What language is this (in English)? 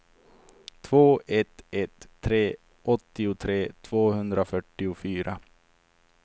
Swedish